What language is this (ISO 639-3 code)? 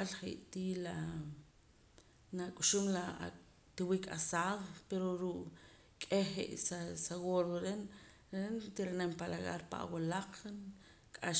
poc